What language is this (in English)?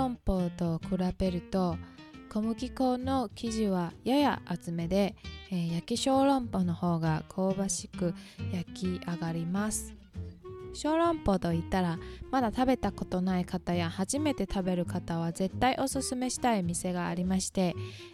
Japanese